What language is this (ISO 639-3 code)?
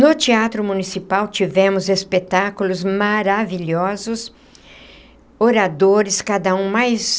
por